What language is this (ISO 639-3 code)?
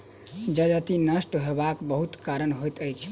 mai